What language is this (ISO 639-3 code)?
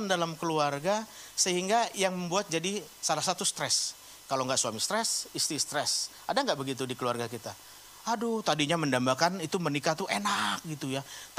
ind